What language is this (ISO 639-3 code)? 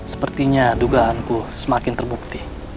ind